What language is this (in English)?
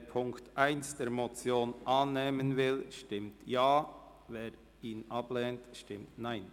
Swiss German